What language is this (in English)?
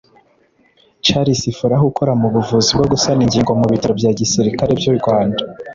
Kinyarwanda